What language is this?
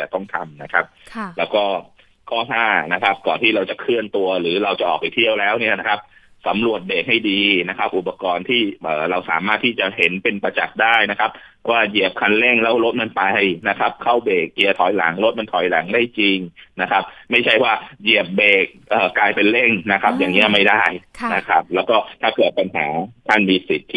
Thai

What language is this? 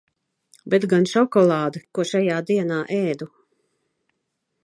Latvian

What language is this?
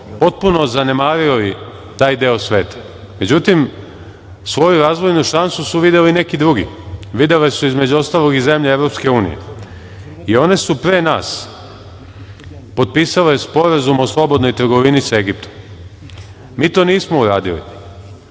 Serbian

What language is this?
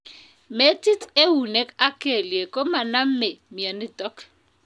Kalenjin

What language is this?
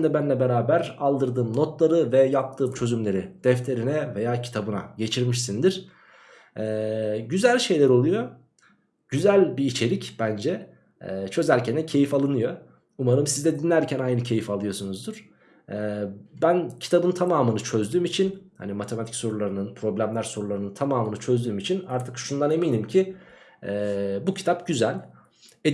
Turkish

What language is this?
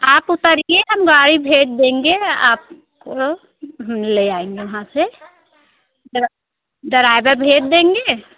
Hindi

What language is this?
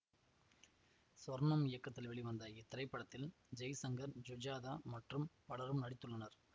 Tamil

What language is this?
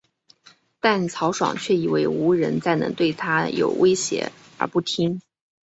Chinese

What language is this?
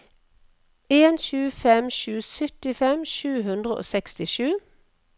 Norwegian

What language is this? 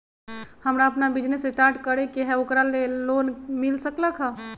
Magahi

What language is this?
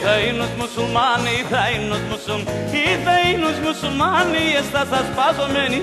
Greek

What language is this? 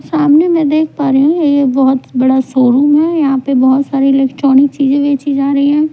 Hindi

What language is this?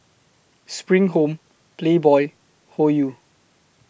English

